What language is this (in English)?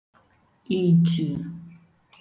Igbo